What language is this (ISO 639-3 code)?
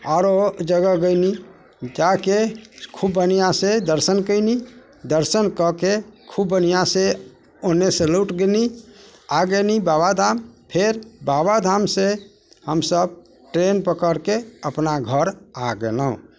mai